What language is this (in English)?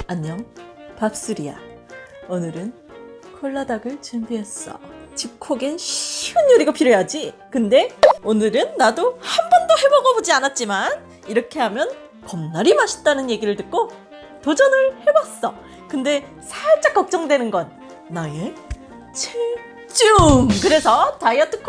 Korean